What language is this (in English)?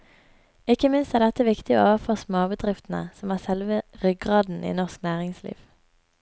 Norwegian